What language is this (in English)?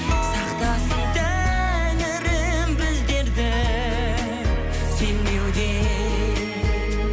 Kazakh